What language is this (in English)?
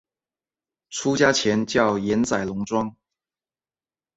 Chinese